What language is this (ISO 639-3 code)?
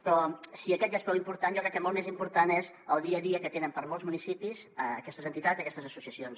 cat